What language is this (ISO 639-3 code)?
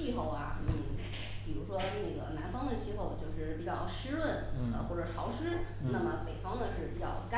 zho